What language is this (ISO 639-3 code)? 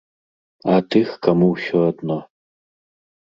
bel